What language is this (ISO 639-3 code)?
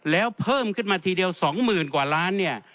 tha